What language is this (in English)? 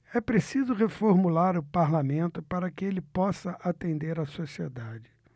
Portuguese